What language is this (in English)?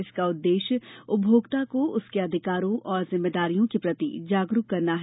Hindi